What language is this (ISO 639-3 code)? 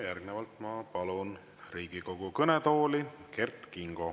est